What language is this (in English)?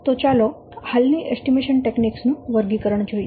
Gujarati